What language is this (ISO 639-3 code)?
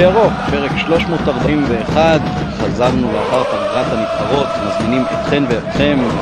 heb